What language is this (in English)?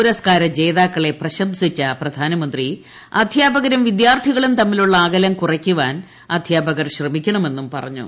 Malayalam